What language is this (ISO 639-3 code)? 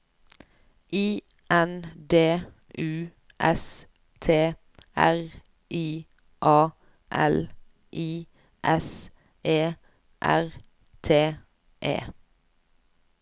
nor